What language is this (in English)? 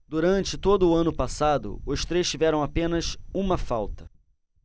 Portuguese